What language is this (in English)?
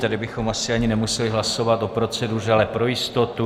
Czech